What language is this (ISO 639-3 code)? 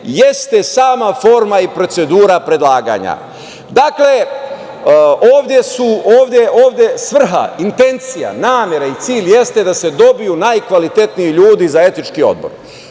srp